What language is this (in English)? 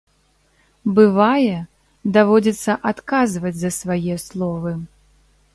Belarusian